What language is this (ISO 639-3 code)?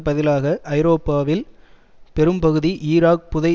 tam